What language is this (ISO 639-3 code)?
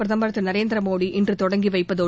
tam